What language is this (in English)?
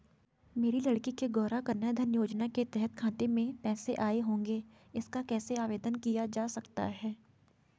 Hindi